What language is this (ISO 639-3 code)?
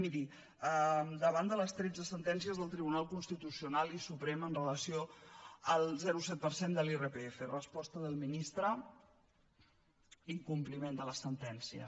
cat